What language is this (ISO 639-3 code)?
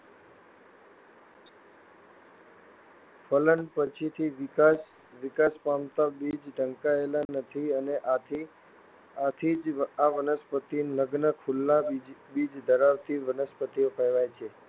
guj